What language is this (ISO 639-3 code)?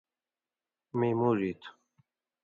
mvy